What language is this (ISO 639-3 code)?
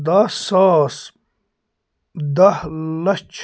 kas